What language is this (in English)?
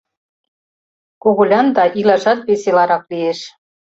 Mari